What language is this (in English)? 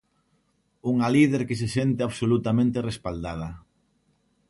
Galician